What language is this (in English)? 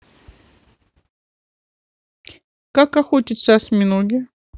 Russian